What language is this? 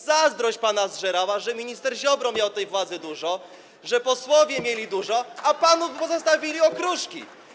Polish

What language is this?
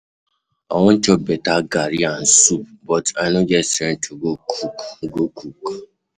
Nigerian Pidgin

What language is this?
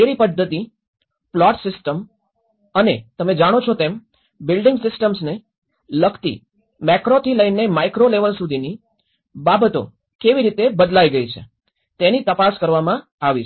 Gujarati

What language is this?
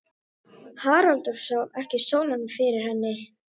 Icelandic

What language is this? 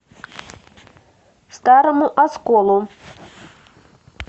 Russian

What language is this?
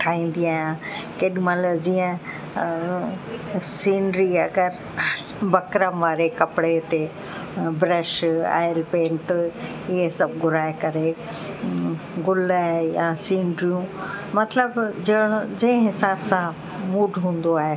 Sindhi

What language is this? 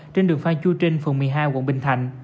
Vietnamese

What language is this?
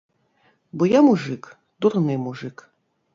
Belarusian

